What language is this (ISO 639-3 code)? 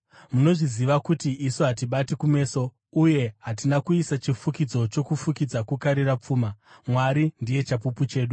sna